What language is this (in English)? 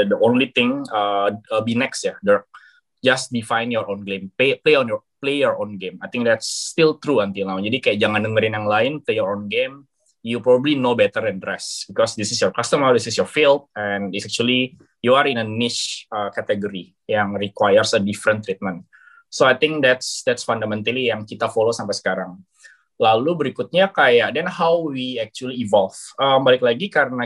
Indonesian